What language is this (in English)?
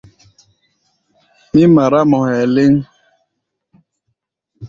Gbaya